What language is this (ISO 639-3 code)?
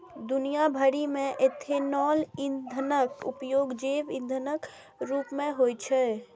mai